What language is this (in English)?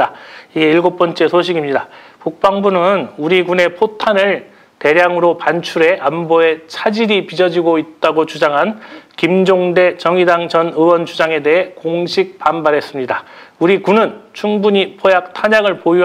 Korean